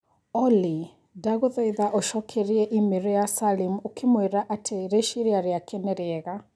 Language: Kikuyu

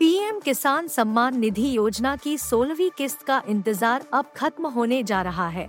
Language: Hindi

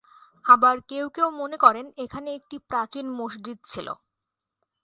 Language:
Bangla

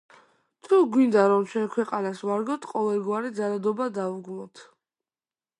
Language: Georgian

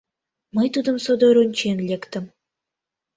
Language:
Mari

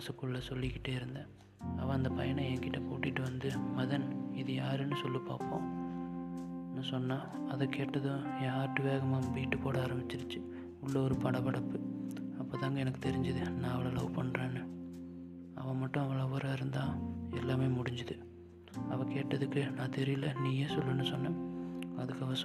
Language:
Tamil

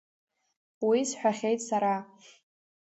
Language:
Abkhazian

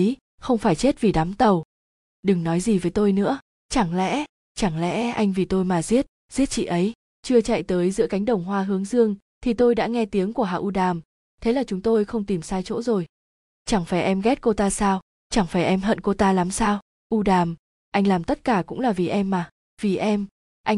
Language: Vietnamese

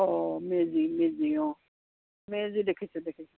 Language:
Assamese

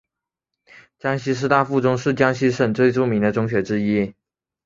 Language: Chinese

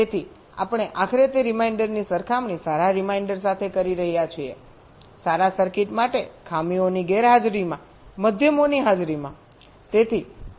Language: Gujarati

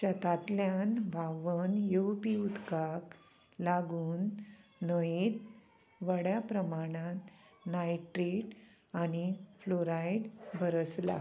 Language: Konkani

